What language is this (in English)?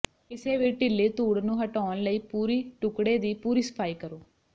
Punjabi